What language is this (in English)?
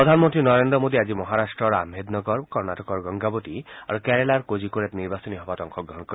Assamese